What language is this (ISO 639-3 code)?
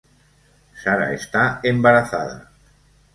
spa